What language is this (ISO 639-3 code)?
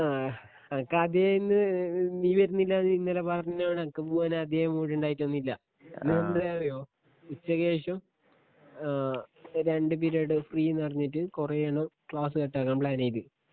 mal